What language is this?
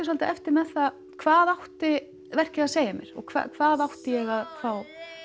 Icelandic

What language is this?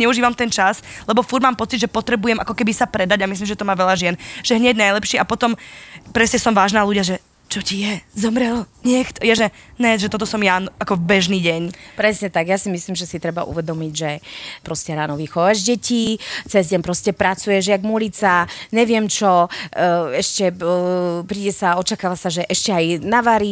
Slovak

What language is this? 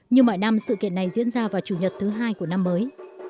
Vietnamese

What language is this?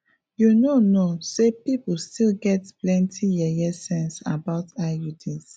Nigerian Pidgin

